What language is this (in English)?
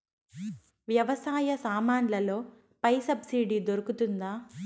Telugu